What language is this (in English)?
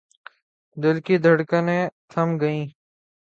Urdu